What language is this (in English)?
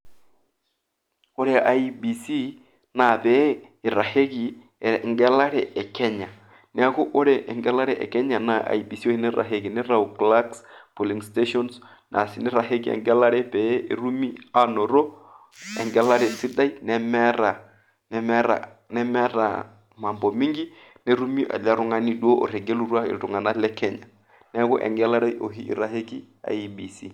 Masai